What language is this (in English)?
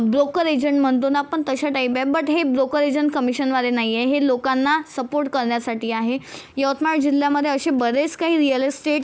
Marathi